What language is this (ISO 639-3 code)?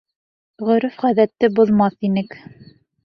bak